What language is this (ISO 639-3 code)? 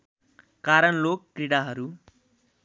nep